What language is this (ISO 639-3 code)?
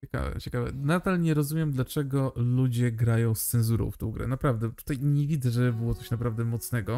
pol